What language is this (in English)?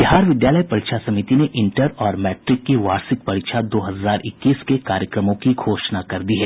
Hindi